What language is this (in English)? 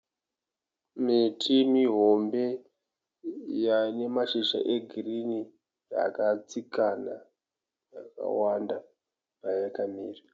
Shona